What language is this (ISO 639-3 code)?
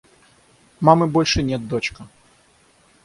rus